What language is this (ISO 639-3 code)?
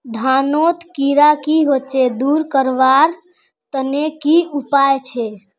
mag